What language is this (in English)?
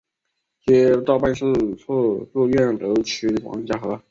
Chinese